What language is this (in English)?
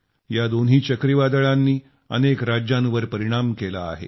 Marathi